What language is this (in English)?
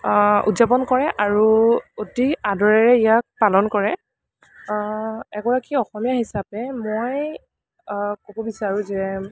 Assamese